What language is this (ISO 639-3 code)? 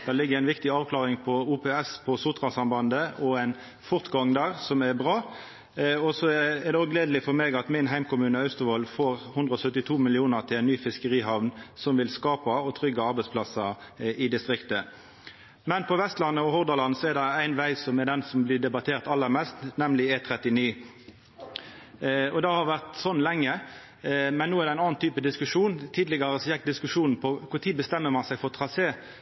nno